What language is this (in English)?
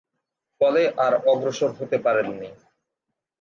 Bangla